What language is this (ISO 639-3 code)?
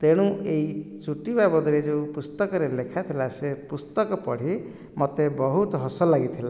ori